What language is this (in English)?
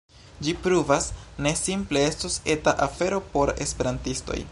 Esperanto